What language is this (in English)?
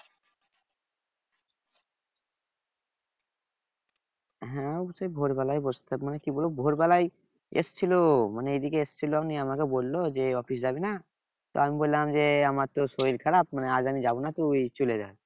Bangla